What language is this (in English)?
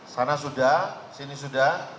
Indonesian